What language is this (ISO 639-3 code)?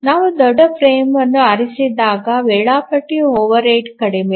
kan